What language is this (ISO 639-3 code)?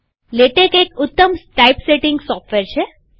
guj